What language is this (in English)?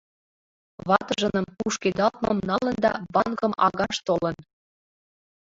Mari